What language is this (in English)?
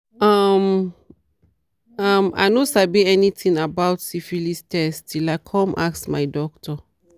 Nigerian Pidgin